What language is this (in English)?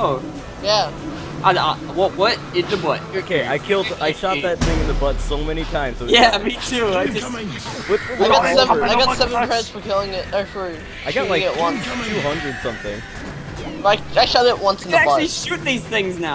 English